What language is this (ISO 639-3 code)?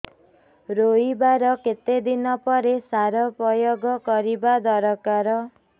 ori